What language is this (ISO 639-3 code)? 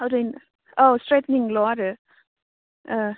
brx